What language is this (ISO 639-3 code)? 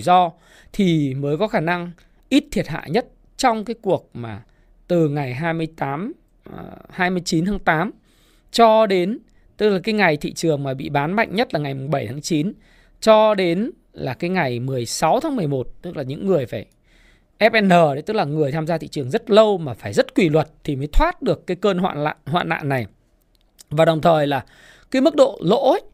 vie